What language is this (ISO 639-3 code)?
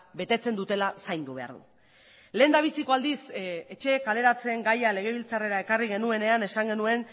eus